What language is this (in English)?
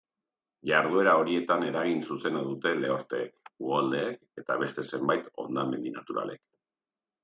Basque